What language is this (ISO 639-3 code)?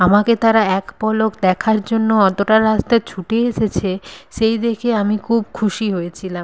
ben